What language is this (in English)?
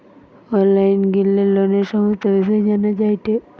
Bangla